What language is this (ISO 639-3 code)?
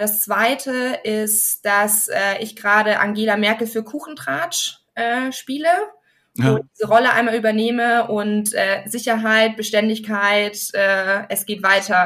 deu